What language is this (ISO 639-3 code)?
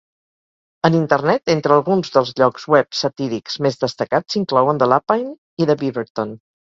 cat